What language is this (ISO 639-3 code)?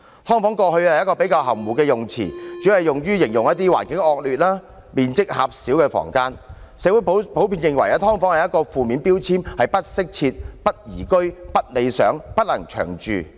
yue